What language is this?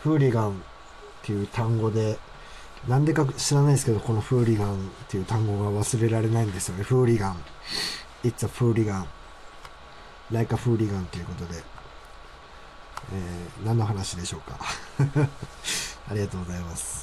Japanese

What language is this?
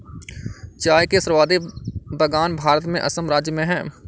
Hindi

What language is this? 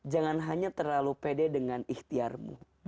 Indonesian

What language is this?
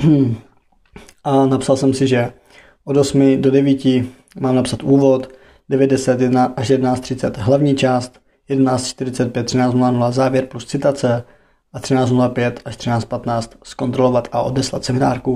Czech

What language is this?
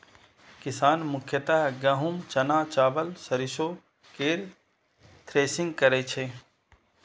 Maithili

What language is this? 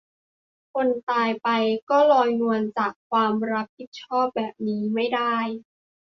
Thai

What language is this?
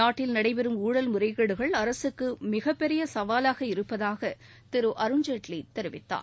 Tamil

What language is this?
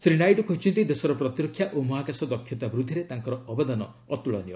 Odia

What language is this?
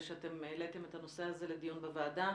Hebrew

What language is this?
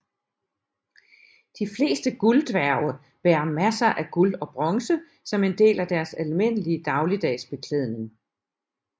Danish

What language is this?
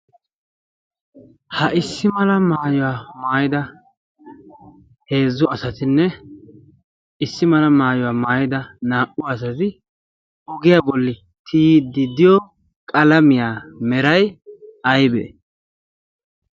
Wolaytta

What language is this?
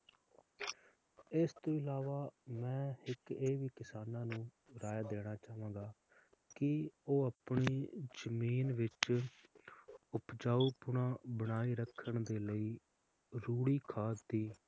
Punjabi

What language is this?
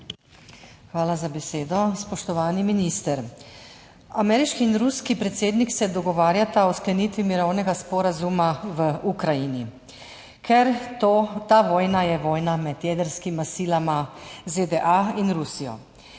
Slovenian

